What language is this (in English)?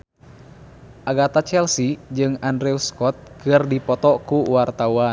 Sundanese